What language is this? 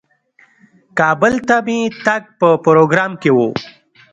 Pashto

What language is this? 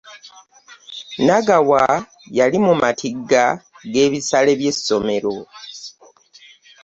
Ganda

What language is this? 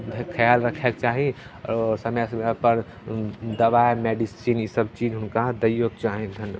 Maithili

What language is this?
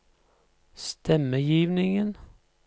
Norwegian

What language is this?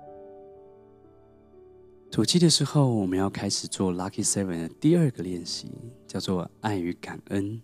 Chinese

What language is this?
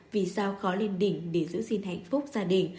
Vietnamese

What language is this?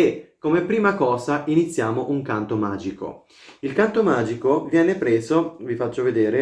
Italian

